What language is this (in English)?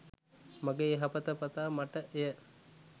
Sinhala